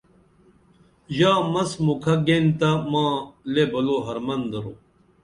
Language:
Dameli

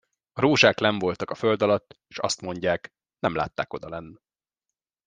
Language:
Hungarian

